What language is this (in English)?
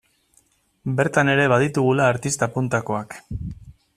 Basque